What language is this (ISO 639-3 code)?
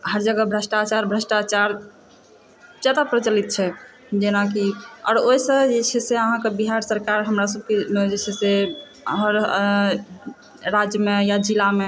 mai